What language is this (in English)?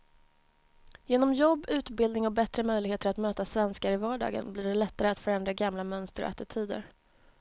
Swedish